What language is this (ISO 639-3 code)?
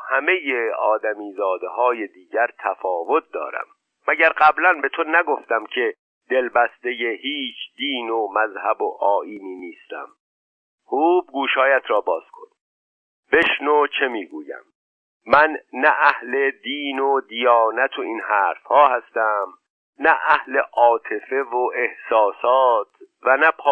fas